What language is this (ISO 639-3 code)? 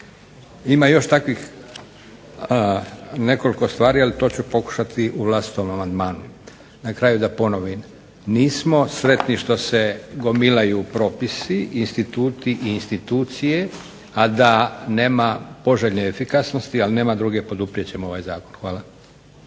hrv